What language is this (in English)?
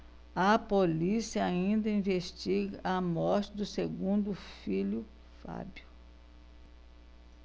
Portuguese